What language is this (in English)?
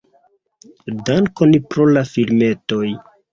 Esperanto